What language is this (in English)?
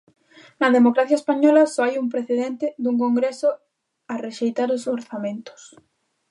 Galician